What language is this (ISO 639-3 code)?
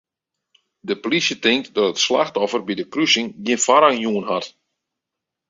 fry